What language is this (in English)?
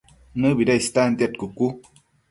Matsés